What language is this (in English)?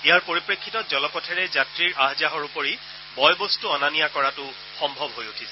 Assamese